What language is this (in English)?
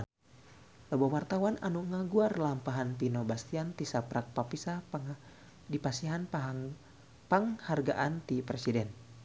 Sundanese